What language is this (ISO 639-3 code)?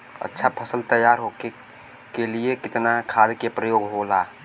bho